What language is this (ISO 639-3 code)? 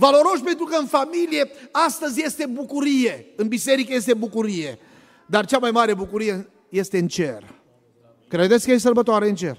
ron